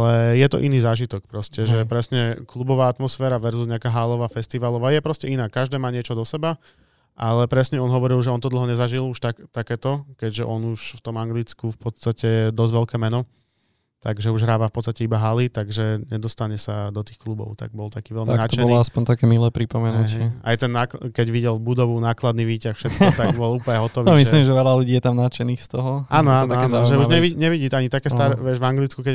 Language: Slovak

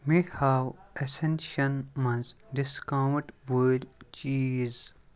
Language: Kashmiri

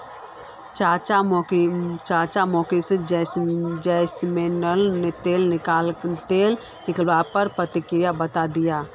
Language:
Magahi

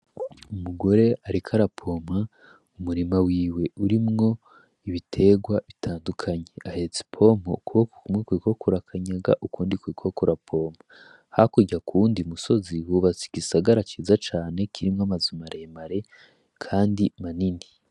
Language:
Rundi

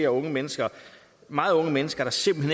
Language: Danish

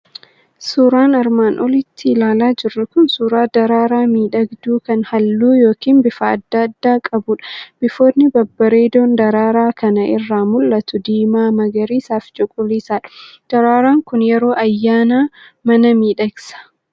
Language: Oromo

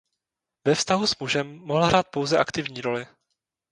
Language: Czech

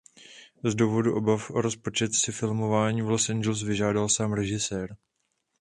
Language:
Czech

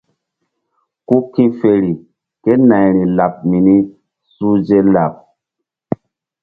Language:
Mbum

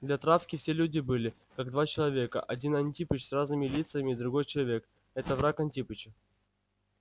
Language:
Russian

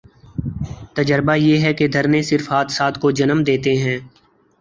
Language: Urdu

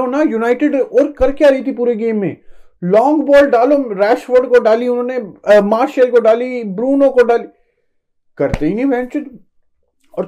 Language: Hindi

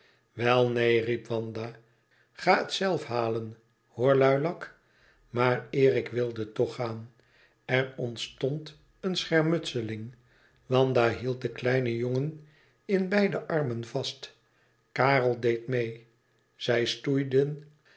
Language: Dutch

